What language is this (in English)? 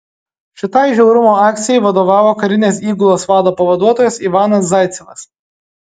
Lithuanian